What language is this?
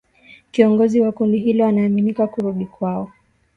Swahili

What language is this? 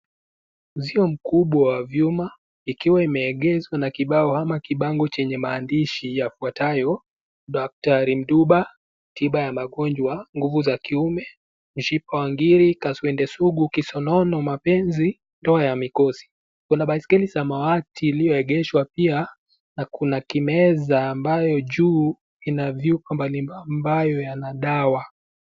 Swahili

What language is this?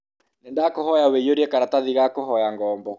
Kikuyu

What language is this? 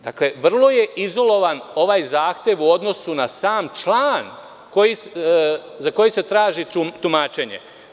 Serbian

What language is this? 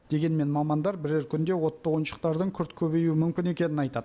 Kazakh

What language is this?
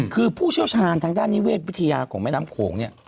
Thai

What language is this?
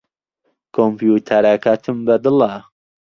Central Kurdish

